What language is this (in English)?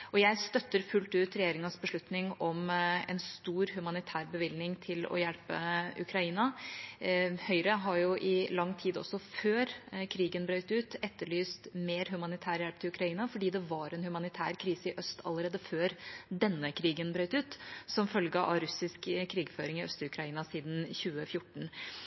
Norwegian Bokmål